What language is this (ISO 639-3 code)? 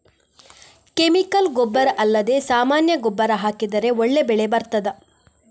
kan